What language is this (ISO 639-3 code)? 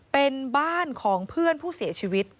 tha